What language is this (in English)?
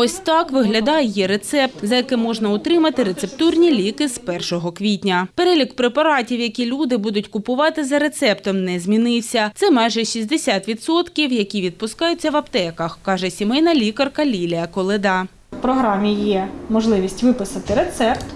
Ukrainian